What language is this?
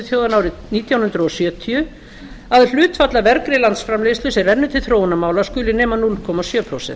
Icelandic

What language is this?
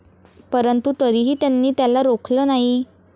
Marathi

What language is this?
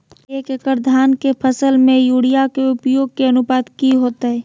Magahi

